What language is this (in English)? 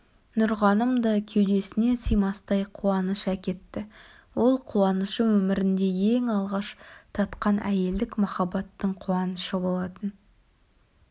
Kazakh